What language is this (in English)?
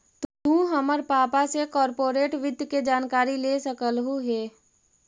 Magahi